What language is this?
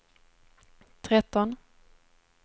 Swedish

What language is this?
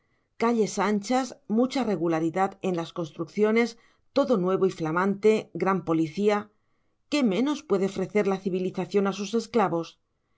Spanish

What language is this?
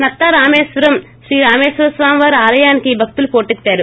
Telugu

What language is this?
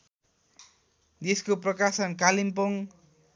Nepali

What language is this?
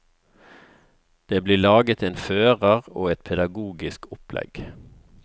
Norwegian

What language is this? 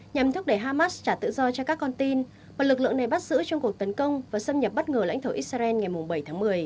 Vietnamese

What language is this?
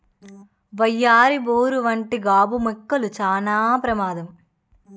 Telugu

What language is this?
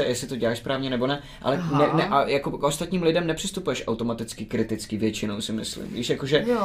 Czech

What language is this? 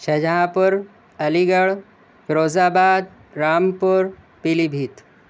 Urdu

